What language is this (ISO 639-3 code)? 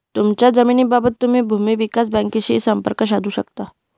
mar